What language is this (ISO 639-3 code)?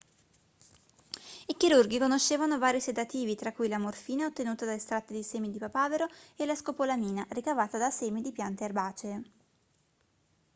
ita